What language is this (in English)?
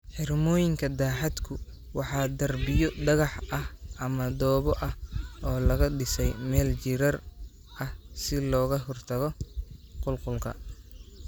Somali